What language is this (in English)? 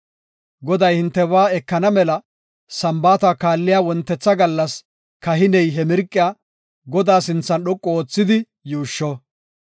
Gofa